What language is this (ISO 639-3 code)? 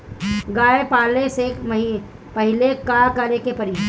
bho